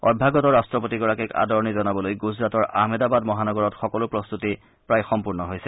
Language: Assamese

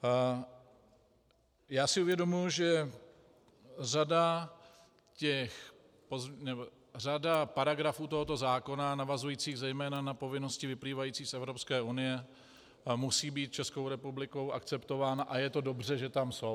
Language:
Czech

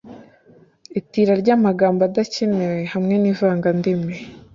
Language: Kinyarwanda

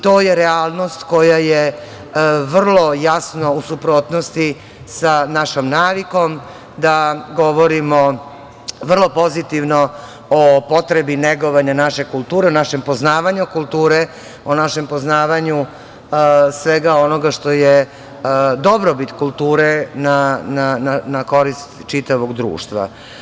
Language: Serbian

